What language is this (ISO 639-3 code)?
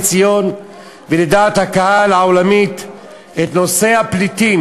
heb